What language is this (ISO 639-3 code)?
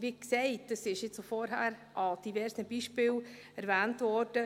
gsw